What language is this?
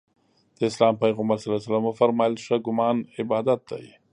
Pashto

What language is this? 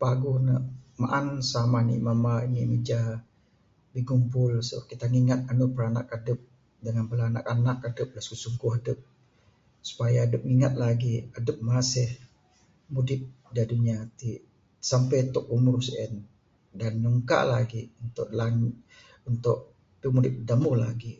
Bukar-Sadung Bidayuh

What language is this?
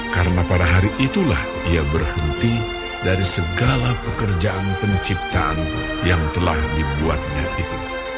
Indonesian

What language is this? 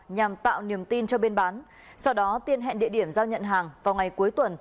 Vietnamese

